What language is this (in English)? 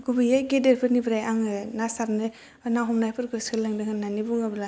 Bodo